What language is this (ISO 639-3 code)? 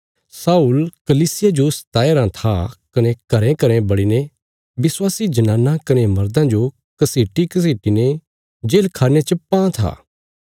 kfs